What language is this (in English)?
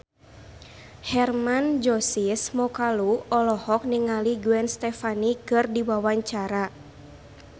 Sundanese